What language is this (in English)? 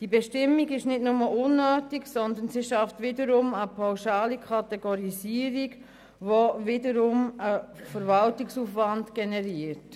Swiss German